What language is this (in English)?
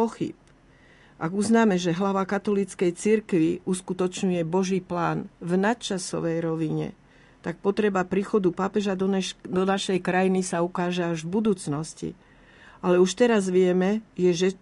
Slovak